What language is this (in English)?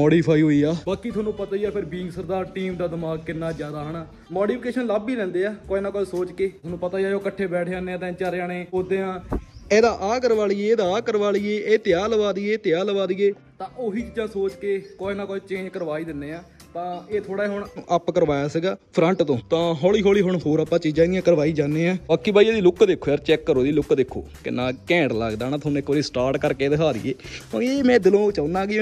Punjabi